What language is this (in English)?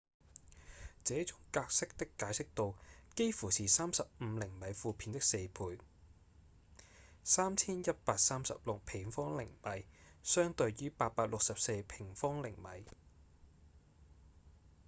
Cantonese